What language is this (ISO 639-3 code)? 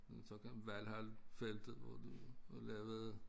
dan